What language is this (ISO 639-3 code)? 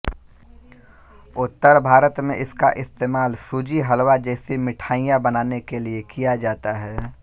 hin